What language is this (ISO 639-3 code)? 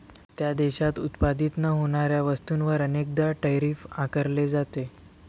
mar